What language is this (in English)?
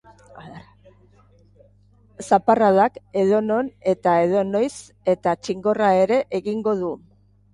Basque